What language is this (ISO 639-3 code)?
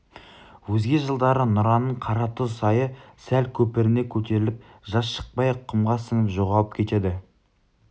kaz